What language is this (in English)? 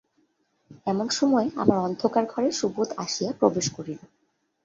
Bangla